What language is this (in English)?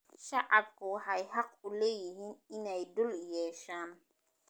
Somali